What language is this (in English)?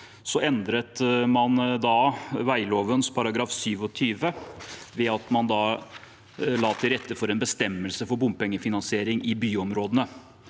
Norwegian